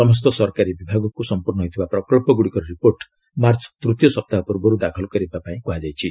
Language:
Odia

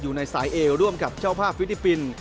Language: Thai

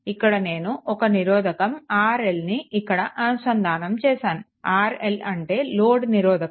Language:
Telugu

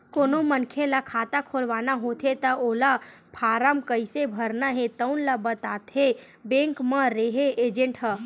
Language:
Chhattisgarhi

